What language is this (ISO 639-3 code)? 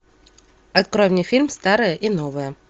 rus